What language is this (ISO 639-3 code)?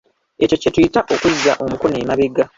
lug